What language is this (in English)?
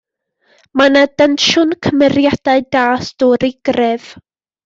Welsh